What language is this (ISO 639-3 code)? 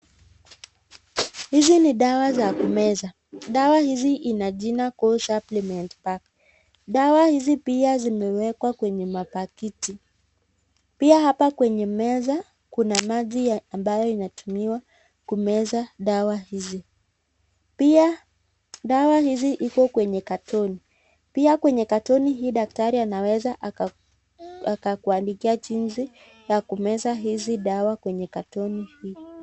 swa